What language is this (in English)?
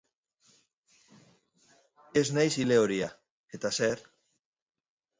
Basque